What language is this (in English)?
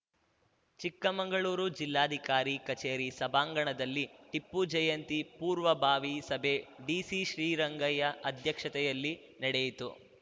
Kannada